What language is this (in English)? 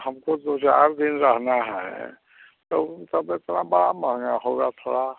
Hindi